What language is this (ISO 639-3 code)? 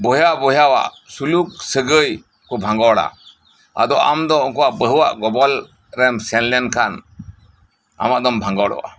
sat